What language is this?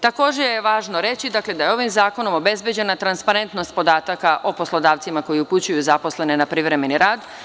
Serbian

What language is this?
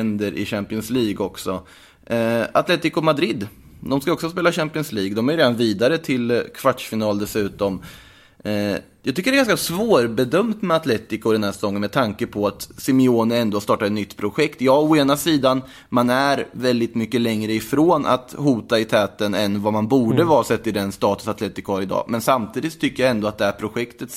Swedish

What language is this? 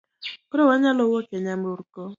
Luo (Kenya and Tanzania)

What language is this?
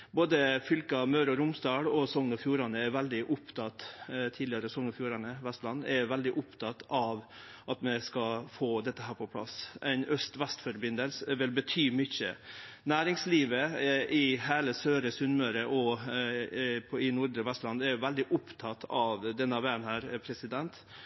Norwegian Nynorsk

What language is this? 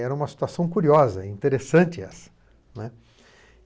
Portuguese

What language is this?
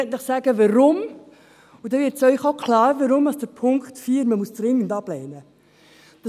Swiss German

